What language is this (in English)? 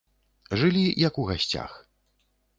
Belarusian